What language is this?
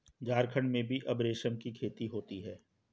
Hindi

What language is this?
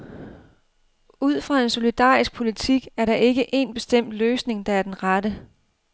Danish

